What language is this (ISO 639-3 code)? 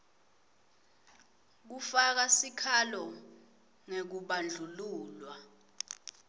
ssw